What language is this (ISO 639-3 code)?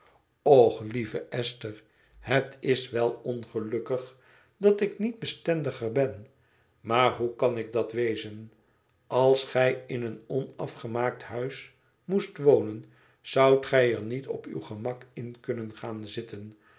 nld